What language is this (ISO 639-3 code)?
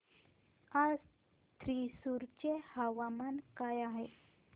mar